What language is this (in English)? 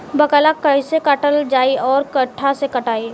Bhojpuri